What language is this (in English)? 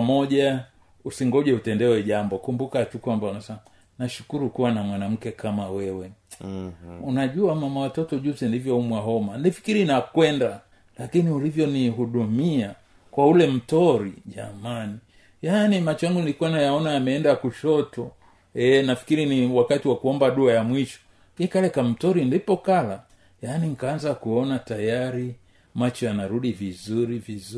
Swahili